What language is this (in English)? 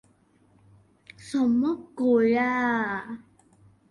Chinese